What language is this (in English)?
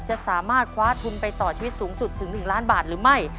Thai